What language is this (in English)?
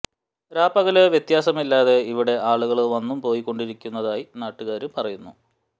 Malayalam